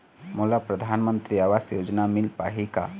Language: Chhattisgarhi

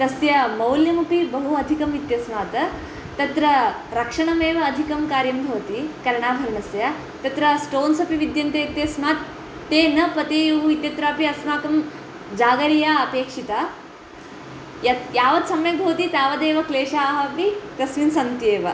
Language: Sanskrit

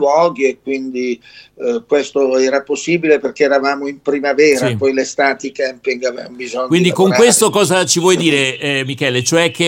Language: Italian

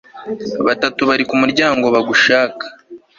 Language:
Kinyarwanda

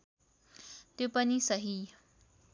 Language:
Nepali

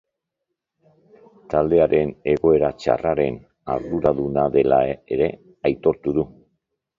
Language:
Basque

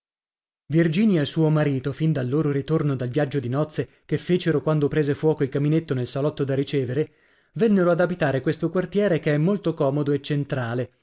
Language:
Italian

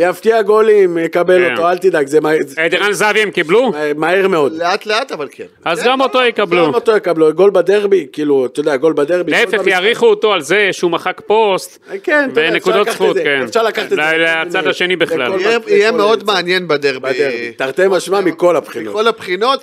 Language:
Hebrew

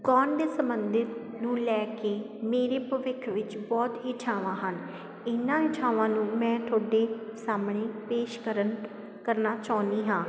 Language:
Punjabi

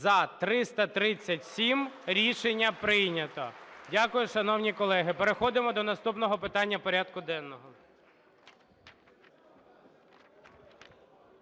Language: Ukrainian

